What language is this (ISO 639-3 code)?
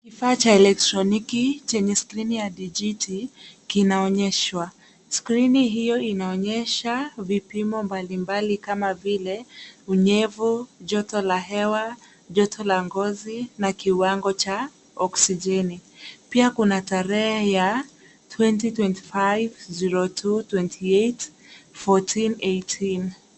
swa